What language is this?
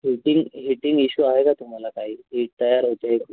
Marathi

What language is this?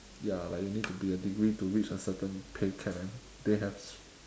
English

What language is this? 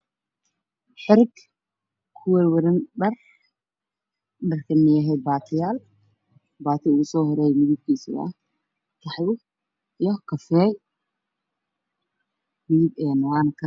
Somali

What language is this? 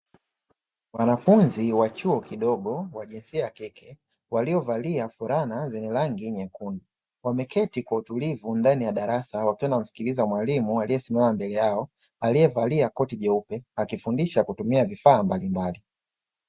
Swahili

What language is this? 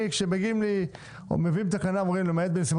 Hebrew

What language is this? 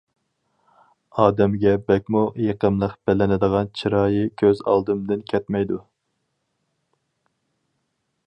Uyghur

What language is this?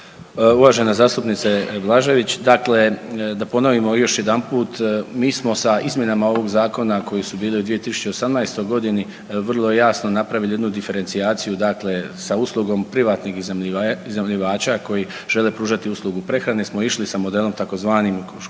Croatian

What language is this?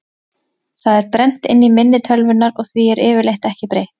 Icelandic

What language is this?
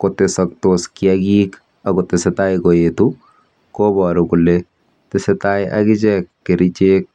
Kalenjin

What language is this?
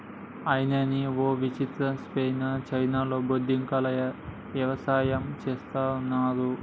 Telugu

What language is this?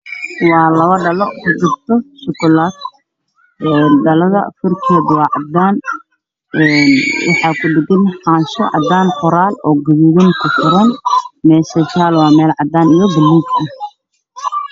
Somali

